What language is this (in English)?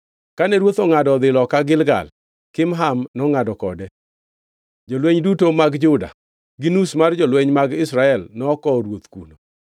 Luo (Kenya and Tanzania)